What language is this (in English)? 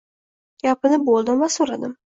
Uzbek